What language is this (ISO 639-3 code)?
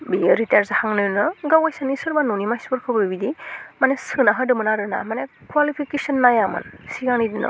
brx